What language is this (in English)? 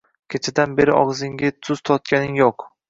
Uzbek